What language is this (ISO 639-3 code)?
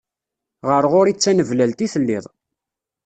kab